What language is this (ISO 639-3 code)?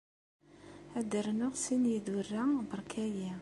kab